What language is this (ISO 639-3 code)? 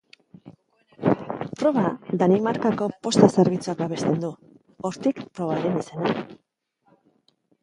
eus